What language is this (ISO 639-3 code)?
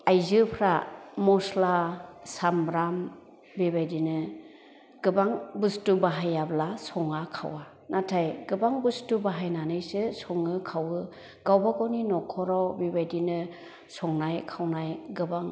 brx